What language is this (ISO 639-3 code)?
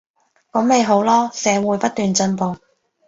yue